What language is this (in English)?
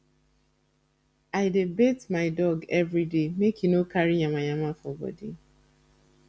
Nigerian Pidgin